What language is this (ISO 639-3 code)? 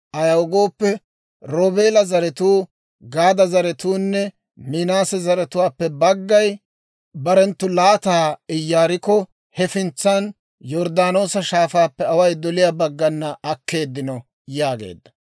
dwr